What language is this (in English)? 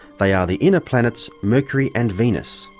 English